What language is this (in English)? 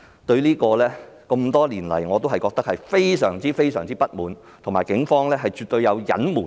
Cantonese